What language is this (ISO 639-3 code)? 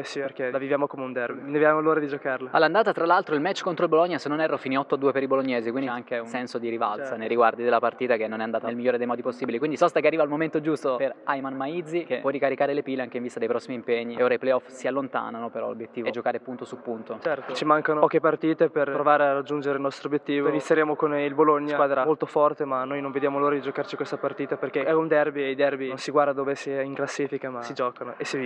ita